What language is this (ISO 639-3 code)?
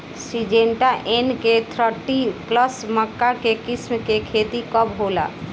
bho